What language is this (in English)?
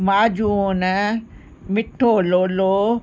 Sindhi